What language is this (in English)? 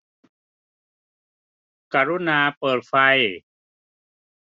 Thai